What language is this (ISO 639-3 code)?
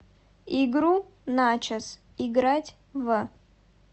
rus